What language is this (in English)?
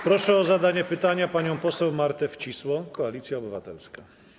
Polish